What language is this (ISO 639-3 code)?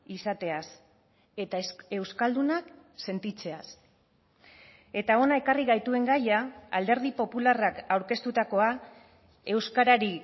eus